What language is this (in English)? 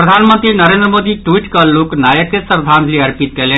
Maithili